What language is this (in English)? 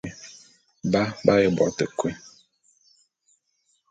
Bulu